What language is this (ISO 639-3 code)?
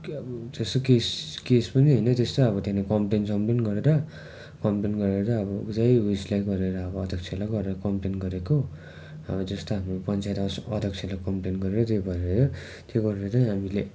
nep